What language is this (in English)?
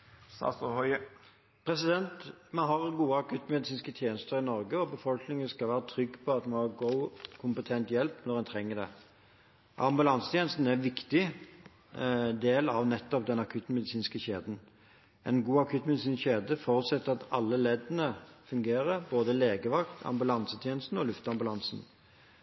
Norwegian Bokmål